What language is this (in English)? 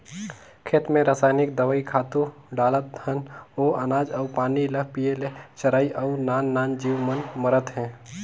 Chhattisgarhi